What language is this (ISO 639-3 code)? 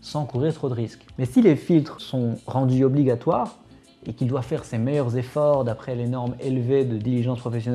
fra